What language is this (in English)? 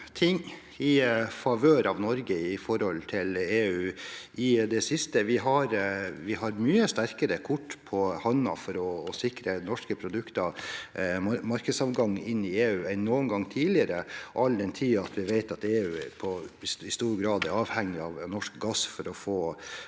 Norwegian